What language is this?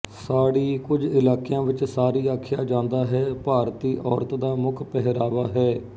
Punjabi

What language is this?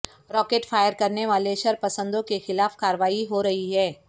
Urdu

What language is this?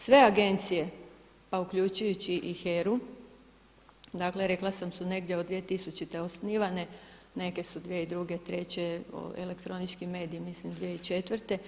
Croatian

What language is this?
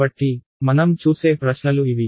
Telugu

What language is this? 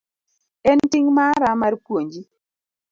Luo (Kenya and Tanzania)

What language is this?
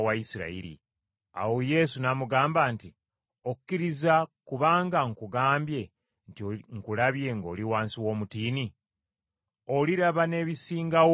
Ganda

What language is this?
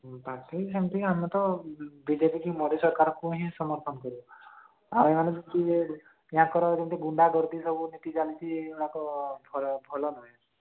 Odia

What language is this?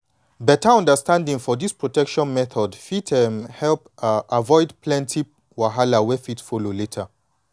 Nigerian Pidgin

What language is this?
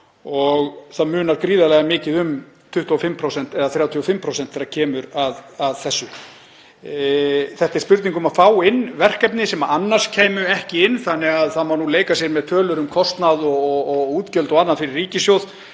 Icelandic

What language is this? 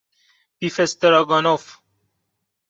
Persian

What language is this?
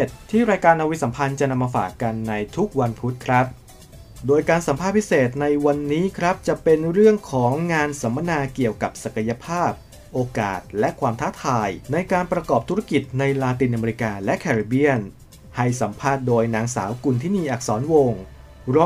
Thai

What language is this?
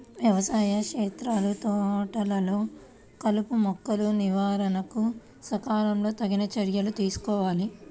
Telugu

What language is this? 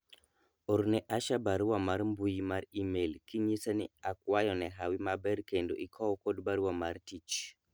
Luo (Kenya and Tanzania)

